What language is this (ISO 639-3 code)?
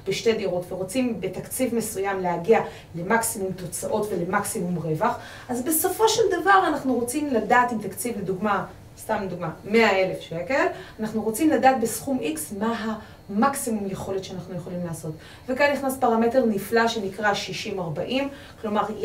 heb